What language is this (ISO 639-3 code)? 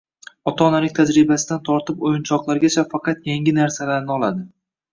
uzb